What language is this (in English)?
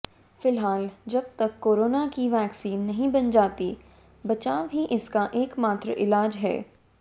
Hindi